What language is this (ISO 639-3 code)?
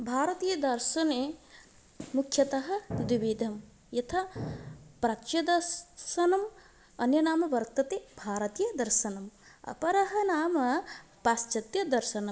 san